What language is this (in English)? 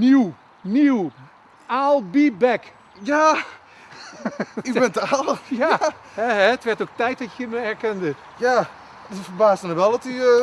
Dutch